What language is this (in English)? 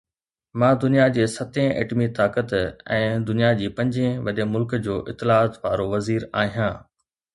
Sindhi